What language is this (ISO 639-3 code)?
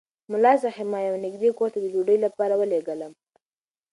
pus